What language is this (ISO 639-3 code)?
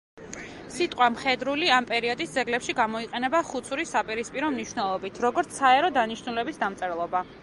kat